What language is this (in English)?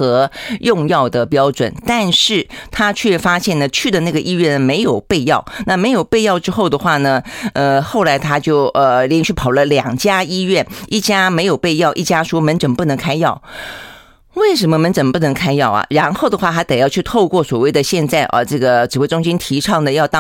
Chinese